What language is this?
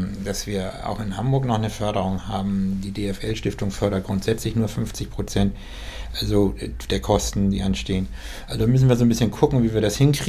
German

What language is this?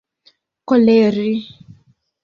Esperanto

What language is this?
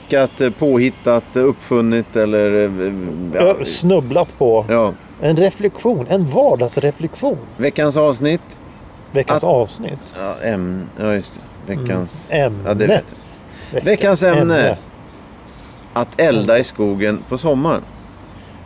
Swedish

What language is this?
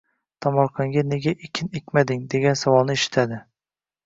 Uzbek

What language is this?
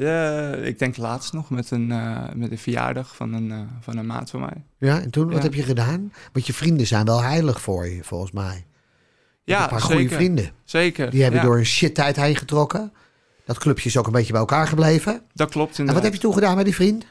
Dutch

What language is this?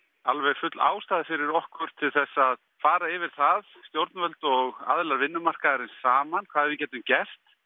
Icelandic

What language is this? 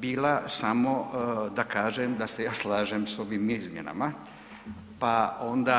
Croatian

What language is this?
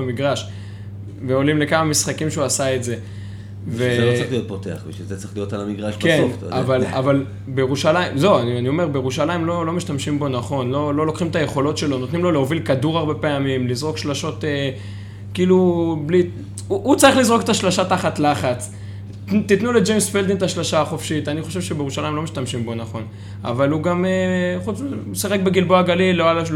Hebrew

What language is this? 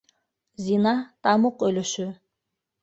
Bashkir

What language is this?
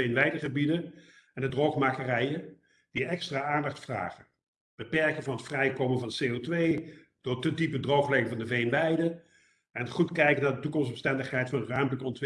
Dutch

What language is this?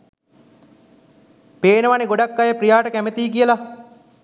Sinhala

